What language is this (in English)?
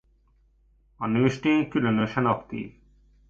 Hungarian